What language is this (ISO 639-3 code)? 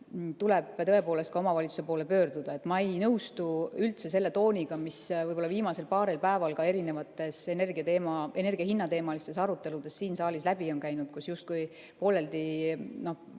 est